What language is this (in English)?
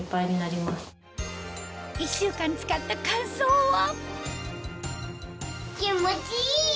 Japanese